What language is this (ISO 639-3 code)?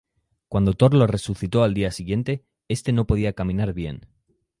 spa